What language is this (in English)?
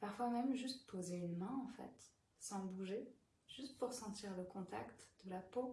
French